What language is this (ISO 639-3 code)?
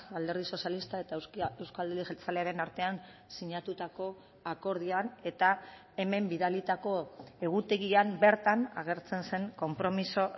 eus